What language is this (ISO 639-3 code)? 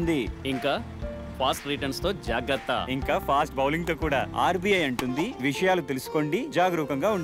tel